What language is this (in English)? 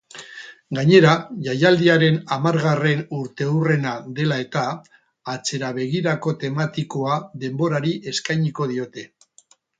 Basque